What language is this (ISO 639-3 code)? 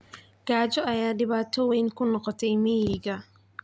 som